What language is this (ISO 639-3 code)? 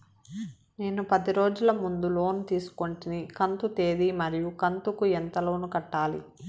tel